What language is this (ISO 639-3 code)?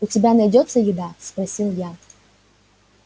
rus